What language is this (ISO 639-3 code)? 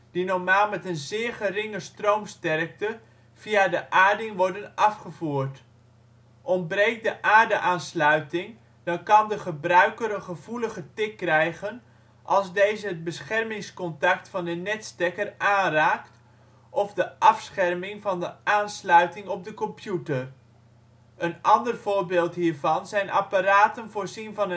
nld